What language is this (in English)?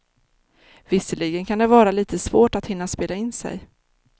Swedish